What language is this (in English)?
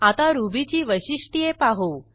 Marathi